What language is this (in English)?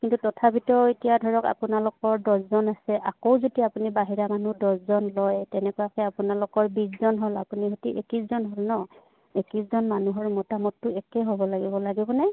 Assamese